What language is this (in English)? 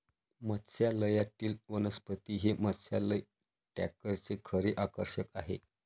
Marathi